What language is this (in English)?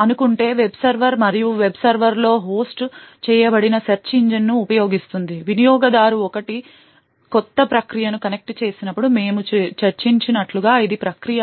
Telugu